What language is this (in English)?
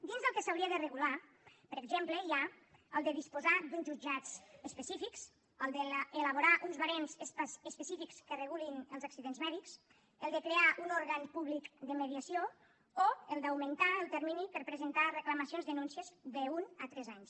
Catalan